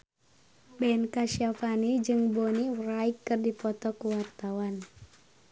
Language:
Sundanese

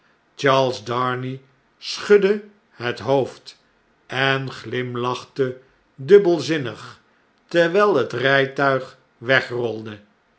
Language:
Dutch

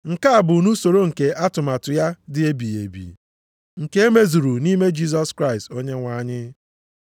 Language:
Igbo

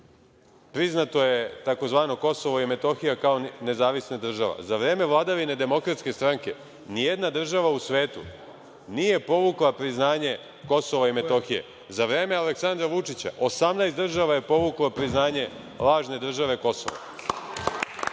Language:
Serbian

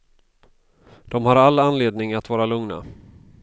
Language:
Swedish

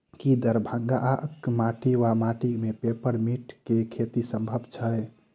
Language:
Maithili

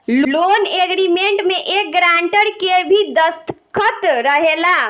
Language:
Bhojpuri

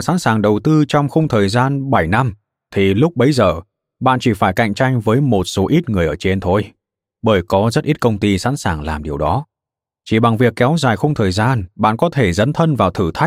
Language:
Vietnamese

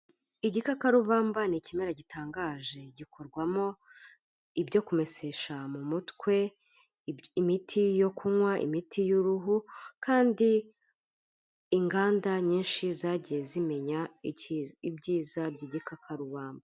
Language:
Kinyarwanda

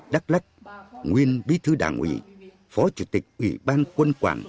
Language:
Vietnamese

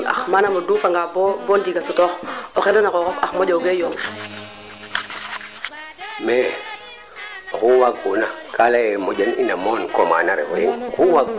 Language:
Serer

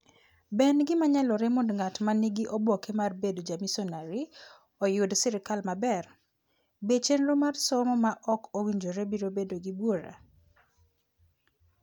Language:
Luo (Kenya and Tanzania)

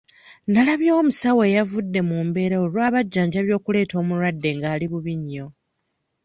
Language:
Ganda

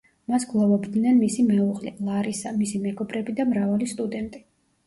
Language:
Georgian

